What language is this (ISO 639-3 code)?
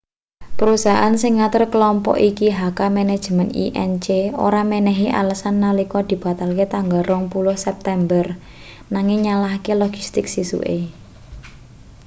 jav